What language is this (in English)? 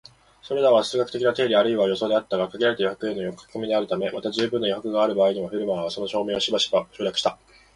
Japanese